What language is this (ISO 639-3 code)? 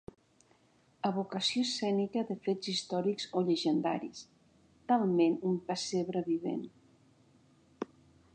cat